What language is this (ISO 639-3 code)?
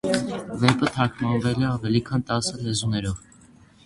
hye